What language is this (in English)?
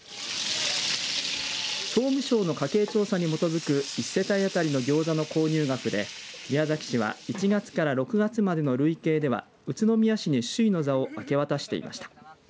Japanese